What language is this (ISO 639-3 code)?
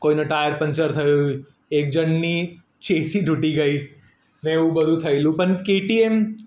guj